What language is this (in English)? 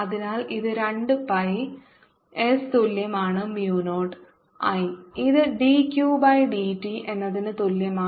Malayalam